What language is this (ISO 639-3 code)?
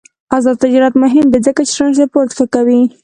pus